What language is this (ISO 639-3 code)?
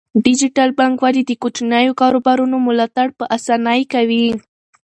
pus